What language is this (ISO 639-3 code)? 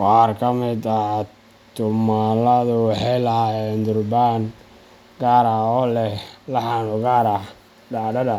som